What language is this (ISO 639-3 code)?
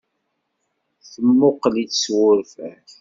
kab